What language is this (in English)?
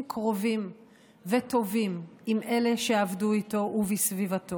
Hebrew